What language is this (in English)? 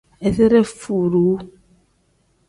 Tem